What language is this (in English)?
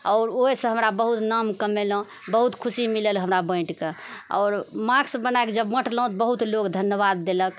Maithili